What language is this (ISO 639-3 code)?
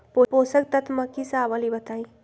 mag